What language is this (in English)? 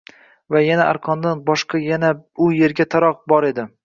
Uzbek